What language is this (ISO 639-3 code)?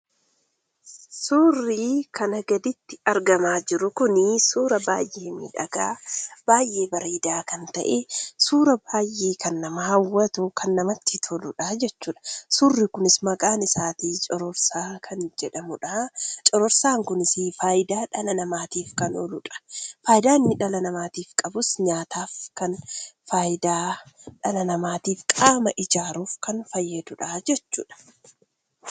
orm